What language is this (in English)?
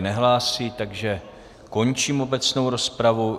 Czech